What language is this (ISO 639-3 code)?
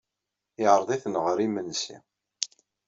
kab